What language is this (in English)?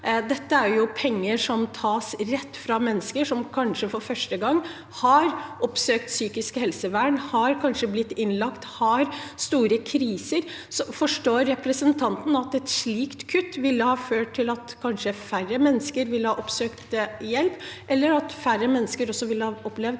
Norwegian